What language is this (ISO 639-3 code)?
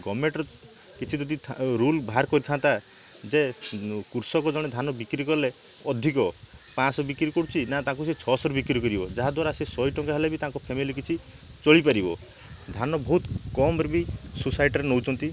ori